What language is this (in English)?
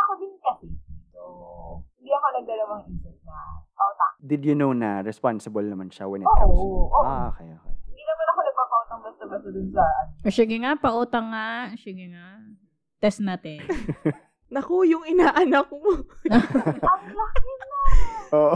Filipino